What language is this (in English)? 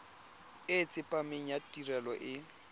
Tswana